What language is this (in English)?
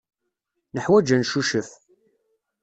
Kabyle